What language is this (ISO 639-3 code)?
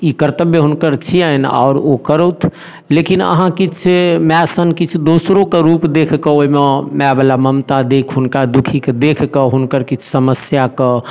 mai